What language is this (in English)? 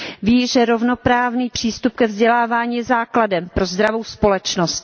Czech